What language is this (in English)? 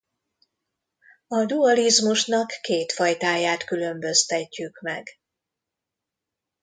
Hungarian